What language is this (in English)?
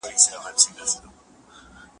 Pashto